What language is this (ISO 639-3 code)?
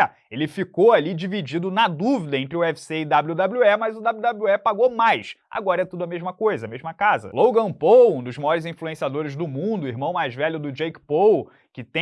por